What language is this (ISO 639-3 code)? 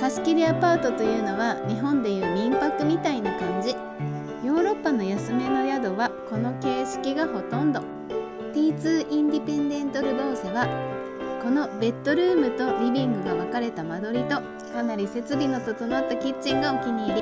jpn